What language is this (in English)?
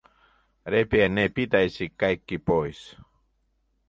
Finnish